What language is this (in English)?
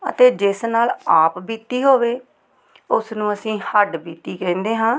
Punjabi